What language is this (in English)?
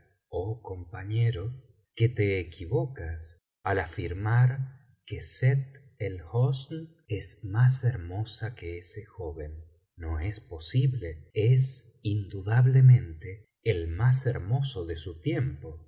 Spanish